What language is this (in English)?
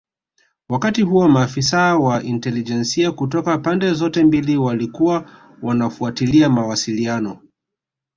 Swahili